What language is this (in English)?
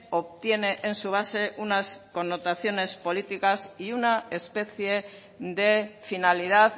Spanish